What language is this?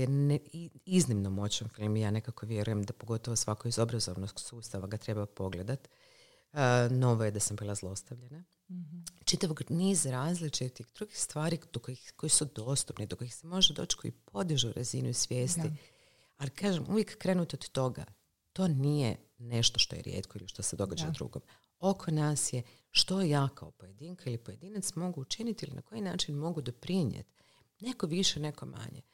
Croatian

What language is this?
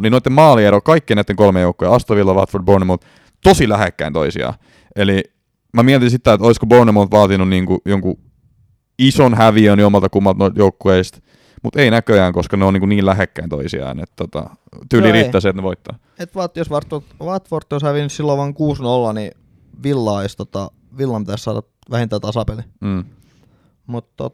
Finnish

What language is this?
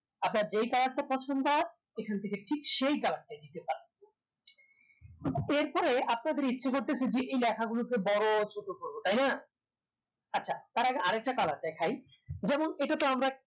Bangla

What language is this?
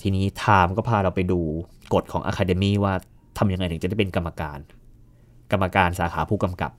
Thai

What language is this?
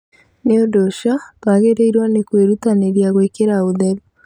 Kikuyu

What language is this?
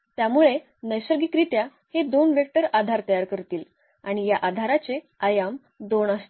Marathi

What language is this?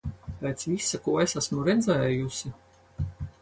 Latvian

